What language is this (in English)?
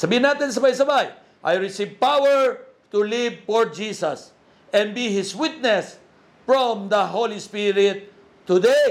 Filipino